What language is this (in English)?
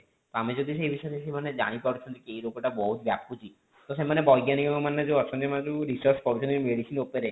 Odia